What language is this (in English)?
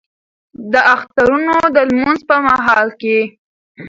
Pashto